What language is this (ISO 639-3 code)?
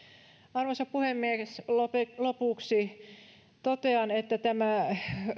fin